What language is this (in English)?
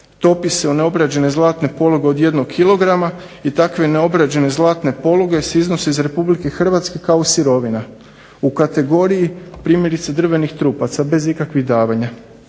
Croatian